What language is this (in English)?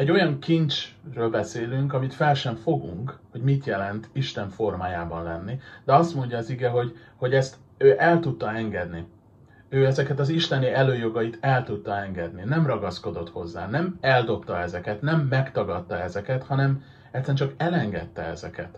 Hungarian